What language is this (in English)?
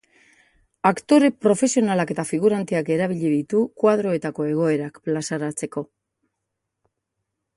Basque